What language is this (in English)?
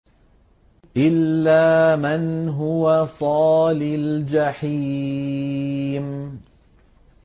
Arabic